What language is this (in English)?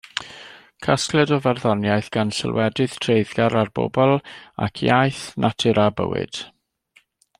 Welsh